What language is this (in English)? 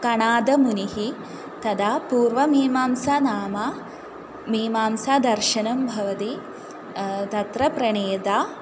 Sanskrit